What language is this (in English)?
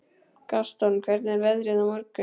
Icelandic